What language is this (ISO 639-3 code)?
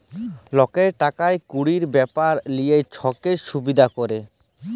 ben